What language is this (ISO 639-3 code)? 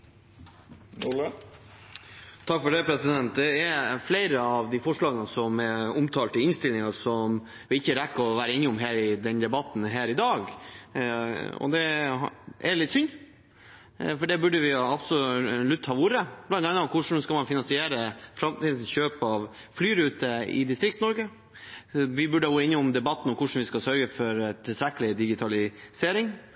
nor